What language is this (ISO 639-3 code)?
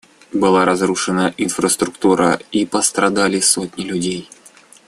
rus